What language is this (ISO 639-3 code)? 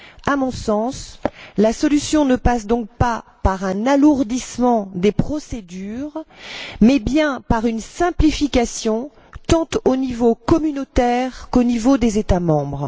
fra